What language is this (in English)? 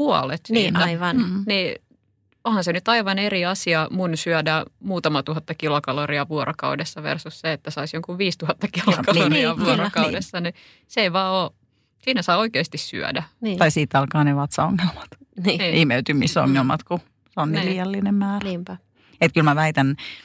Finnish